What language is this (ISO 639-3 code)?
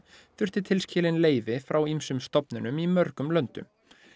isl